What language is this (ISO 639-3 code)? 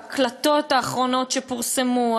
heb